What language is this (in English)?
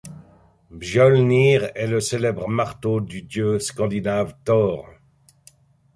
French